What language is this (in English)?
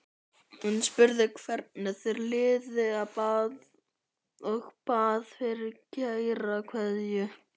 Icelandic